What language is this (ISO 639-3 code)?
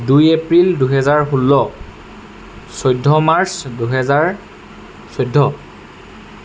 asm